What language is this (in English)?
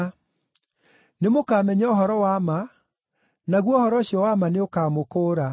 Kikuyu